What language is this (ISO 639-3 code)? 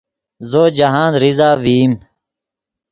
ydg